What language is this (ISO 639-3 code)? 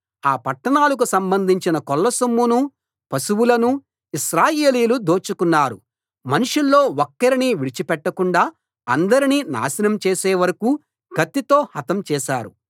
tel